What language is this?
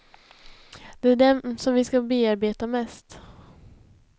Swedish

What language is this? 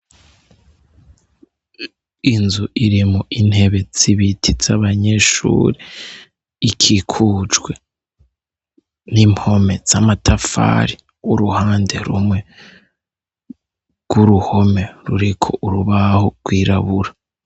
Rundi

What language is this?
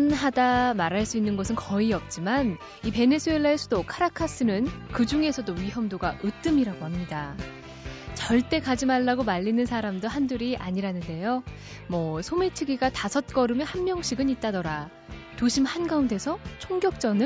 Korean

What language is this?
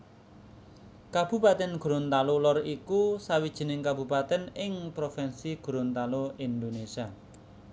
Javanese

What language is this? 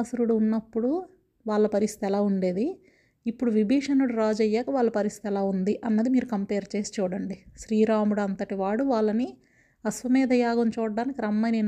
Telugu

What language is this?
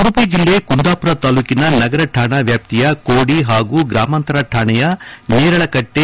Kannada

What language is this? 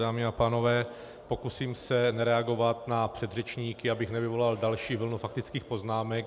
Czech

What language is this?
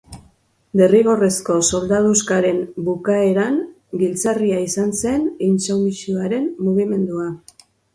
Basque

